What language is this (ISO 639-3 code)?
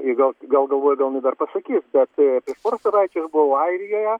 lit